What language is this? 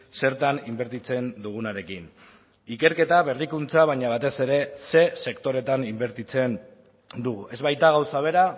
Basque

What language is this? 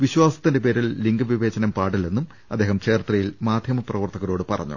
Malayalam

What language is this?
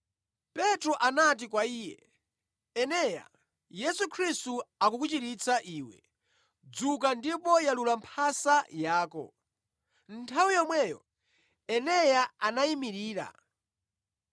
Nyanja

